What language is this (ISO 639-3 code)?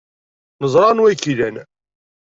kab